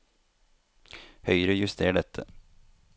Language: Norwegian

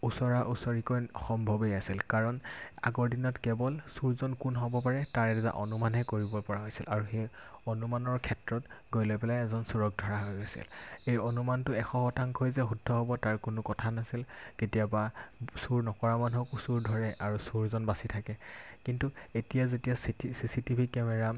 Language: Assamese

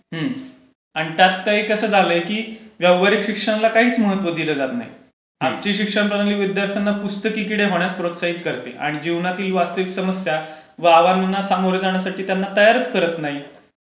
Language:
Marathi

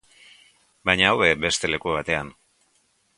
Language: Basque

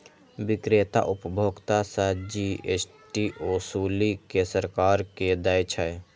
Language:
Maithili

